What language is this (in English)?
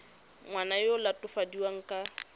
Tswana